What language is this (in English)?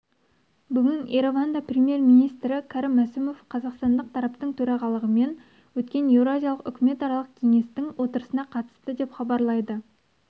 Kazakh